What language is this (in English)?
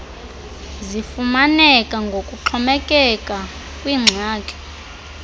Xhosa